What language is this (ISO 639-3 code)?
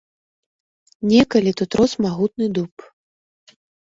bel